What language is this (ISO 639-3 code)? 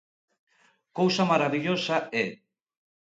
glg